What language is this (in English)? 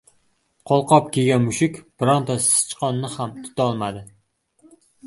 Uzbek